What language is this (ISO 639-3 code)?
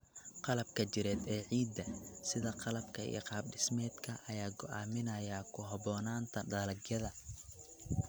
som